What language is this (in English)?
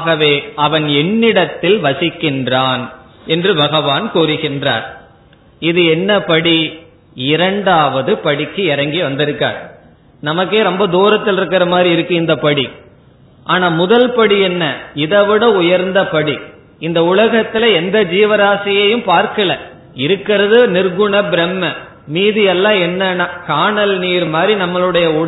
Tamil